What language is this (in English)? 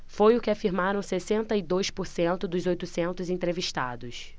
Portuguese